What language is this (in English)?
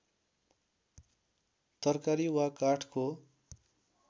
Nepali